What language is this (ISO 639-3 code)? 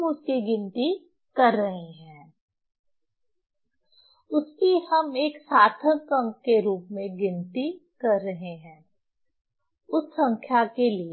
hin